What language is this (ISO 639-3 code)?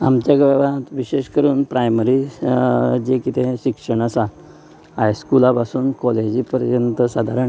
kok